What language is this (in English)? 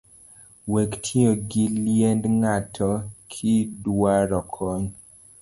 Luo (Kenya and Tanzania)